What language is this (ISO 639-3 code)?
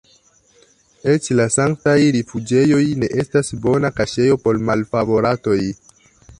epo